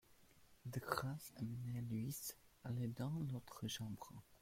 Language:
French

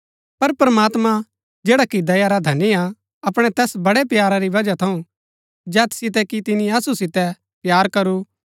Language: Gaddi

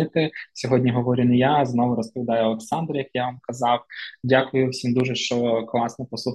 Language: Ukrainian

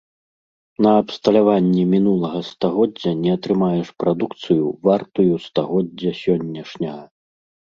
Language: Belarusian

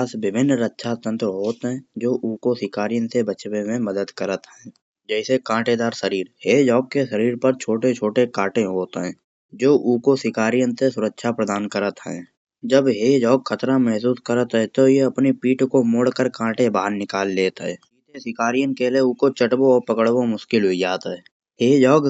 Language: Kanauji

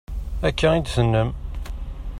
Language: Kabyle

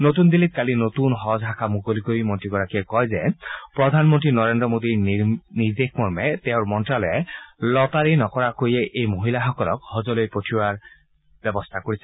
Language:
Assamese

